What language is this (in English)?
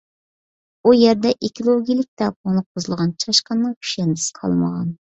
Uyghur